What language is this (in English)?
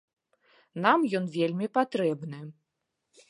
Belarusian